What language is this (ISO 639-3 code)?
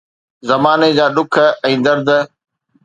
snd